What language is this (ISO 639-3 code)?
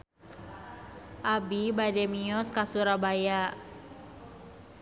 sun